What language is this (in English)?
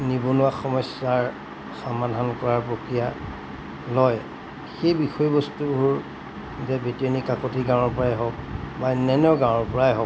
Assamese